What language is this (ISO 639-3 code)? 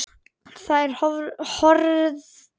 isl